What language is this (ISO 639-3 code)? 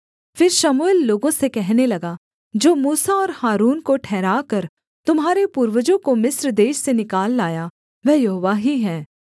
hin